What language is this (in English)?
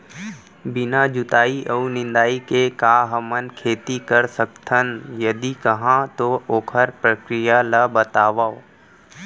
Chhattisgarhi